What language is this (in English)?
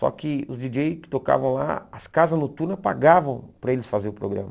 Portuguese